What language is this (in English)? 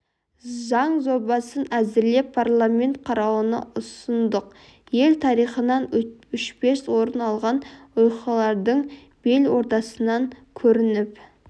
Kazakh